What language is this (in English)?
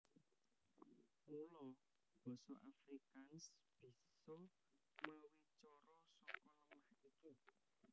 Javanese